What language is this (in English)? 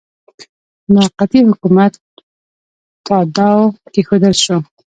Pashto